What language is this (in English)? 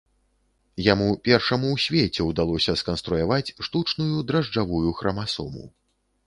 Belarusian